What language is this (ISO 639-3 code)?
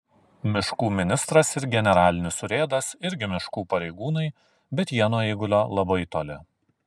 lit